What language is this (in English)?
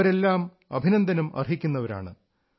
Malayalam